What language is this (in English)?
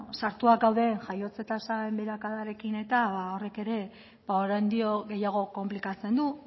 Basque